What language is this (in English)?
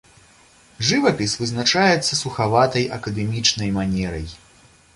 Belarusian